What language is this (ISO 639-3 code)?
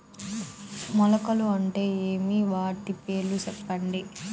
tel